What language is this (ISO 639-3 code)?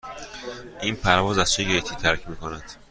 fas